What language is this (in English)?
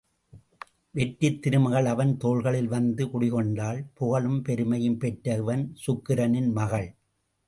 Tamil